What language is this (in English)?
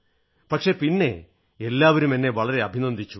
Malayalam